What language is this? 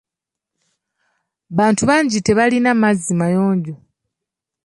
Ganda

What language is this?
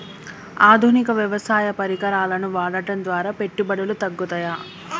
Telugu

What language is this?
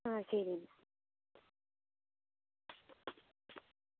Malayalam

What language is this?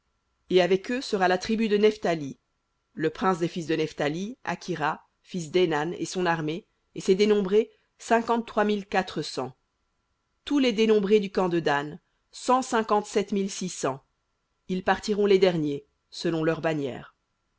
French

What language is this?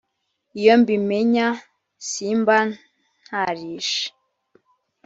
Kinyarwanda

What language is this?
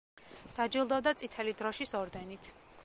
Georgian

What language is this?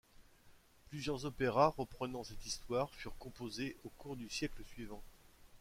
French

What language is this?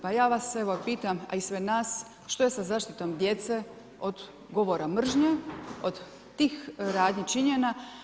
Croatian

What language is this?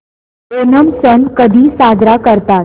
Marathi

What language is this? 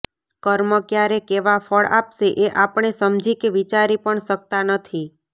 Gujarati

